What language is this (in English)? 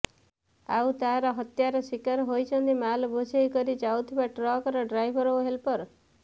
Odia